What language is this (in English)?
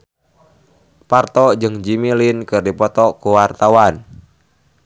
Sundanese